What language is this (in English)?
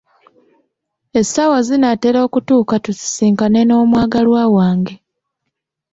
Ganda